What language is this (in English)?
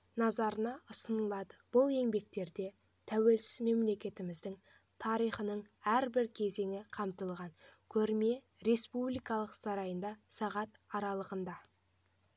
Kazakh